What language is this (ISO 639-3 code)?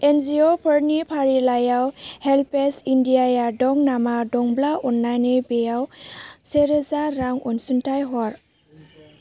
brx